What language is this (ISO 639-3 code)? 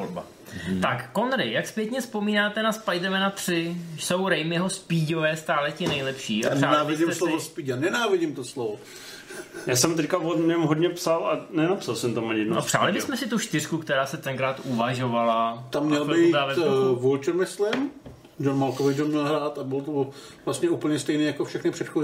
ces